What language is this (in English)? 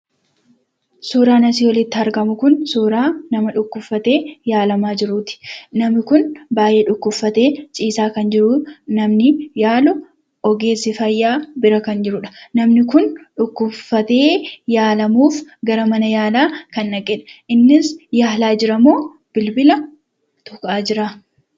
Oromo